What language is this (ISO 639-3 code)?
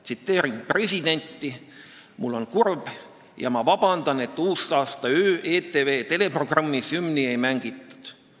est